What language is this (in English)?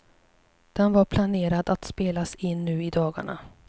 Swedish